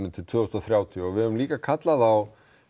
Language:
Icelandic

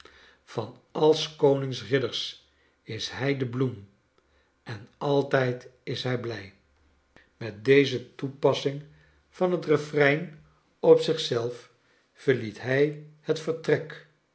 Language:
Dutch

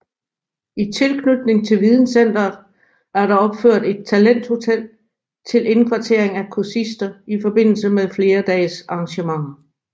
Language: Danish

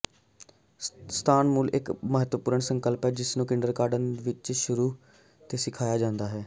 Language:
Punjabi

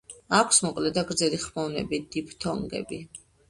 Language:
Georgian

